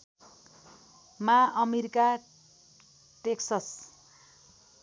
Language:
Nepali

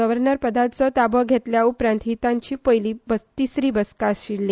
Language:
Konkani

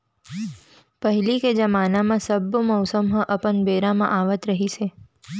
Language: Chhattisgarhi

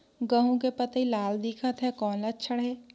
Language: Chhattisgarhi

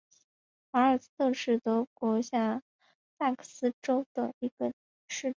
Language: Chinese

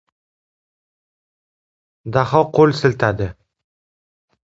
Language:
Uzbek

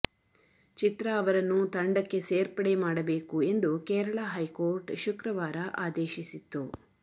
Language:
Kannada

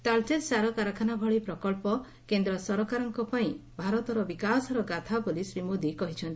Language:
Odia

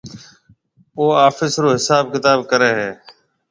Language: Marwari (Pakistan)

